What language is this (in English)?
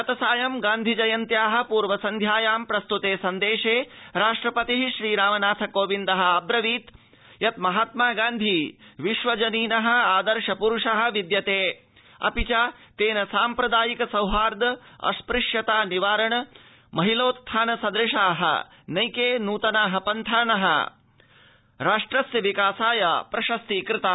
Sanskrit